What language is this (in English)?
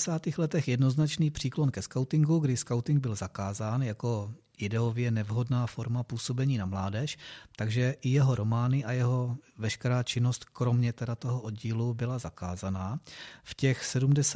Czech